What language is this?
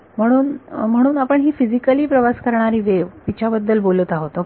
Marathi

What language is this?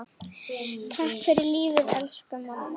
Icelandic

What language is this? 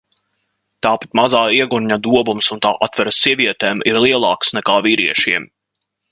Latvian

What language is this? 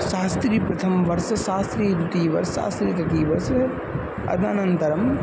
Sanskrit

